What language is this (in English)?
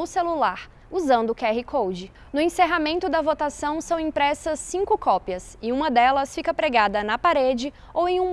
Portuguese